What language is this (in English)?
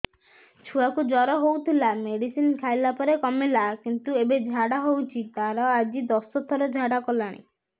Odia